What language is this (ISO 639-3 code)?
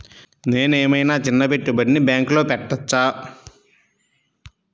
tel